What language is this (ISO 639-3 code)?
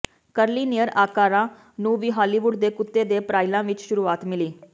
pan